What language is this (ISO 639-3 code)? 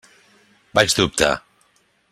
cat